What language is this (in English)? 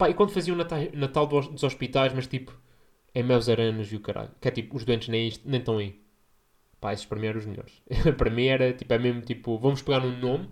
Portuguese